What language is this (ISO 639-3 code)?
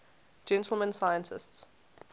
eng